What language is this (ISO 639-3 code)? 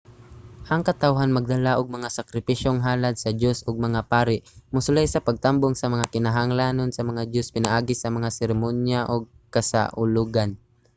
ceb